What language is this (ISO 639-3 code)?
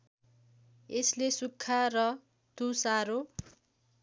nep